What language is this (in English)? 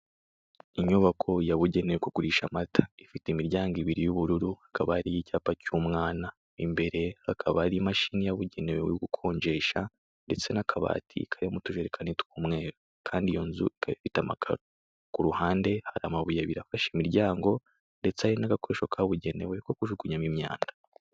Kinyarwanda